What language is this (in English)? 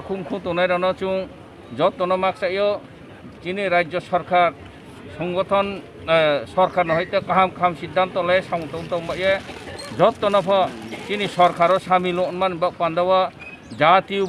Romanian